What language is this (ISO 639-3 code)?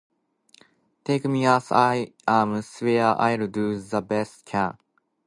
jpn